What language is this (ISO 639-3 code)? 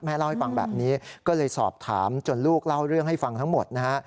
tha